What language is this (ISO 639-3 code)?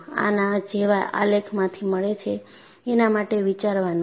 guj